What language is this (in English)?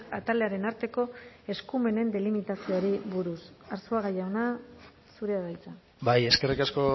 Basque